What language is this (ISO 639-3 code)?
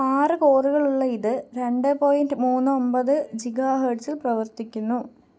mal